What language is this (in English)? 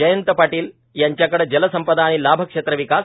Marathi